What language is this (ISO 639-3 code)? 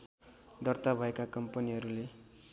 nep